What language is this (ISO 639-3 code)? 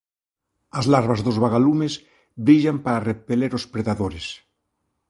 glg